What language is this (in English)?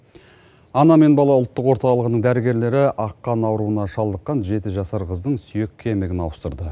Kazakh